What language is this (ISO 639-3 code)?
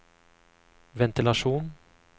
nor